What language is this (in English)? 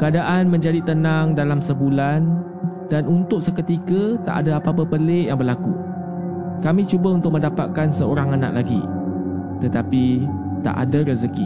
Malay